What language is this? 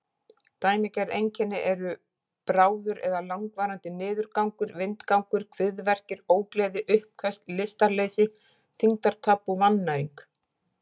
Icelandic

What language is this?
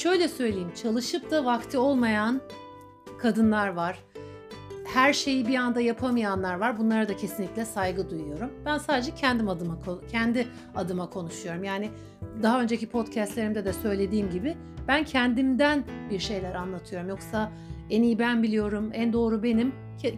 Turkish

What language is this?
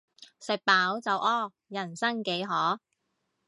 Cantonese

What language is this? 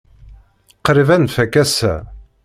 Kabyle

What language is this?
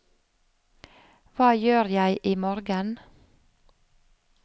Norwegian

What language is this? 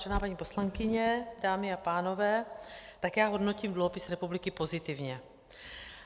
Czech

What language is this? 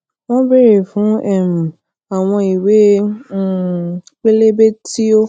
Yoruba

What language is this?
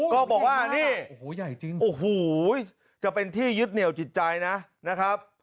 Thai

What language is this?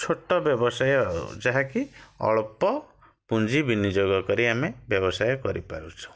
Odia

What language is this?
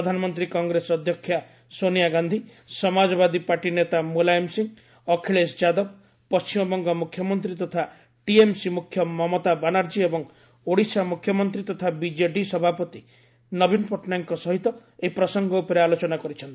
Odia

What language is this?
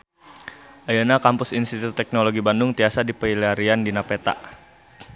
Sundanese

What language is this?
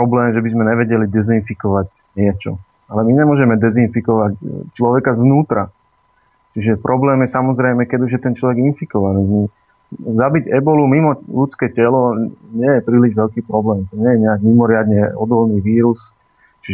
Slovak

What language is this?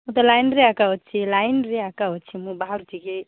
Odia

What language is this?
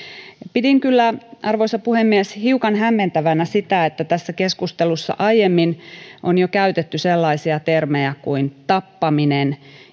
Finnish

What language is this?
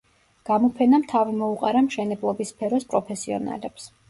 Georgian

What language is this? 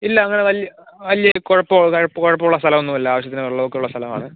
Malayalam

